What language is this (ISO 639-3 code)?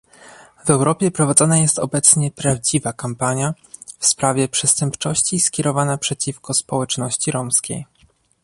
pol